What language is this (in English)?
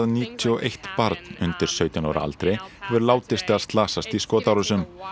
Icelandic